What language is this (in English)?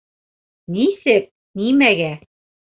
Bashkir